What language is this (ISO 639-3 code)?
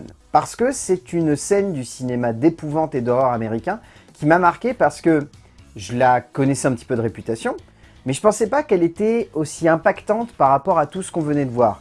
fra